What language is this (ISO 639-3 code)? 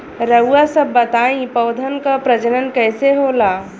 bho